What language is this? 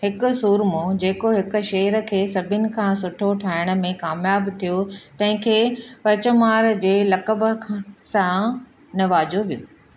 Sindhi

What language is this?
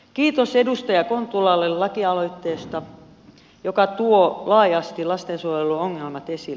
Finnish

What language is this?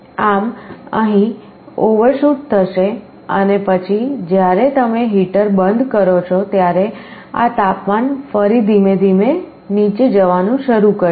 Gujarati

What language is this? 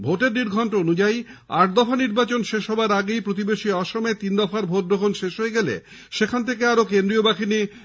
Bangla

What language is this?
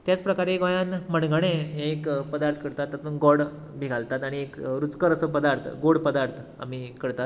Konkani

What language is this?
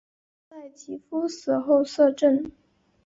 Chinese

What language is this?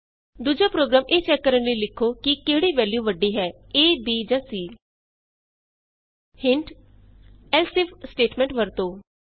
Punjabi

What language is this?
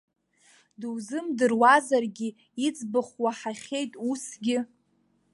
Abkhazian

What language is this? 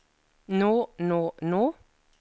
Norwegian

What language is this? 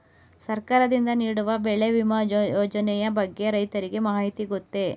Kannada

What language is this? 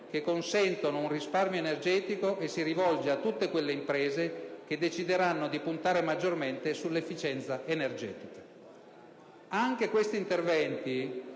Italian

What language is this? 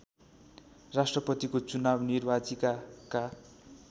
Nepali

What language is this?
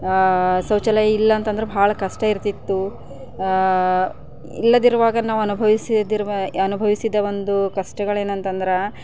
Kannada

